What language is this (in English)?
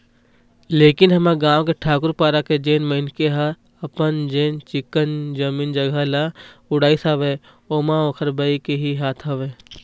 Chhattisgarhi